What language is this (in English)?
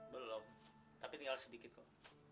Indonesian